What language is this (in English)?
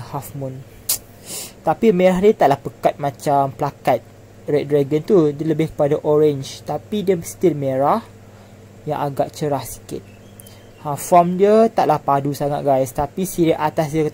Malay